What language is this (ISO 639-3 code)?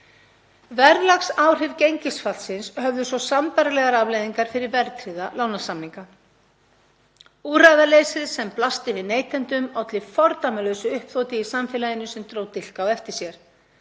isl